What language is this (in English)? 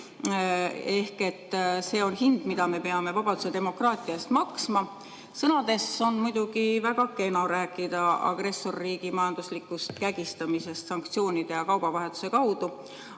Estonian